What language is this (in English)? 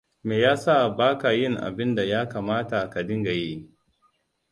Hausa